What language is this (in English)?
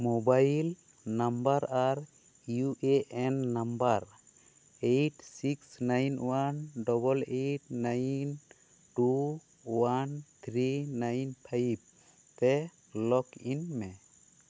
Santali